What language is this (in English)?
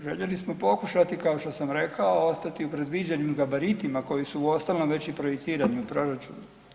Croatian